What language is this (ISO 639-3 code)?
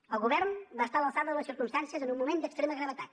cat